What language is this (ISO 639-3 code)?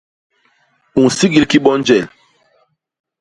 bas